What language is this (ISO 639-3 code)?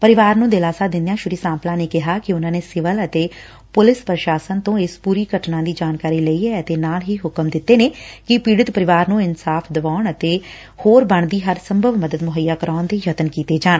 pan